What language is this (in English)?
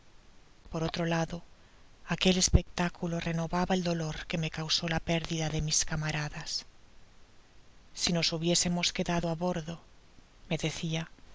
Spanish